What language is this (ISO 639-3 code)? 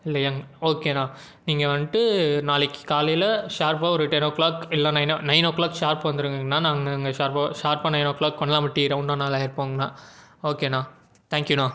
tam